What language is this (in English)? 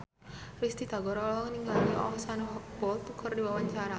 Sundanese